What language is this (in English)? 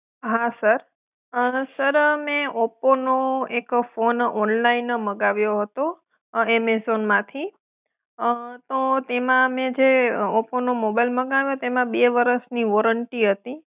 Gujarati